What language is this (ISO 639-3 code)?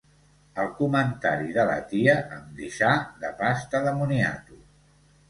cat